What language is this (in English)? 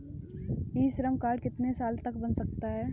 Hindi